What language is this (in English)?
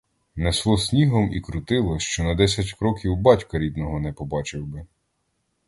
Ukrainian